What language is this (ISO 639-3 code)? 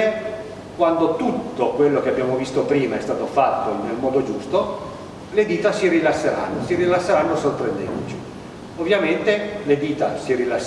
ita